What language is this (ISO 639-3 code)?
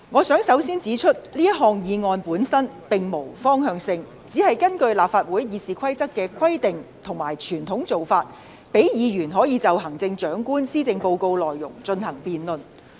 yue